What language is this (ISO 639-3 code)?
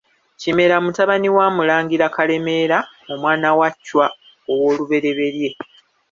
lug